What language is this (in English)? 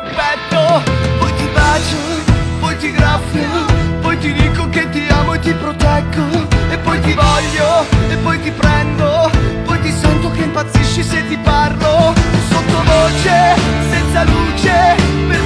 Italian